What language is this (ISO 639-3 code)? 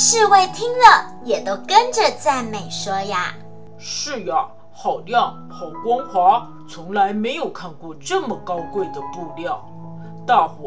zho